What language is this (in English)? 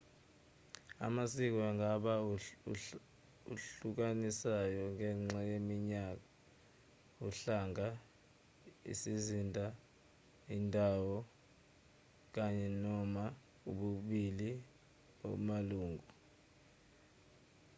Zulu